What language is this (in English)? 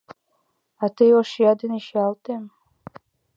Mari